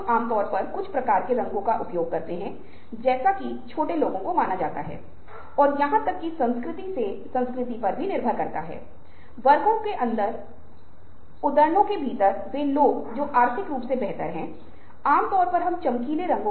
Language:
Hindi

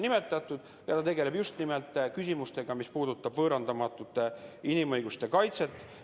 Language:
Estonian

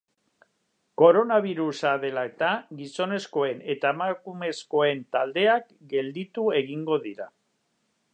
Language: Basque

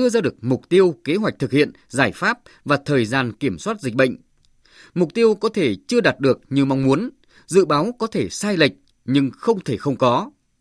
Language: Vietnamese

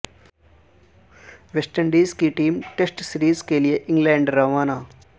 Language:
Urdu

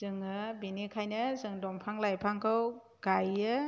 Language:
Bodo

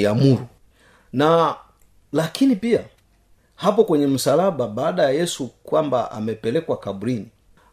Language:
Swahili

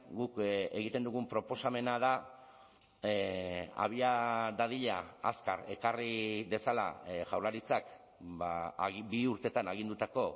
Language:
Basque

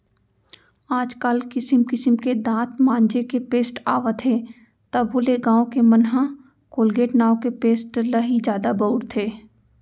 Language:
Chhattisgarhi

